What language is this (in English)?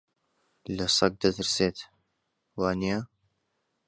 Central Kurdish